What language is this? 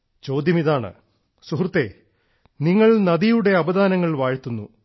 Malayalam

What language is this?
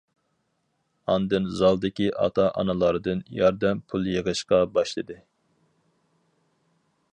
Uyghur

